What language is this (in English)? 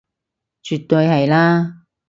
Cantonese